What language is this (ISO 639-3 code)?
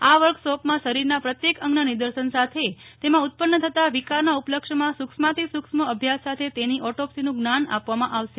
guj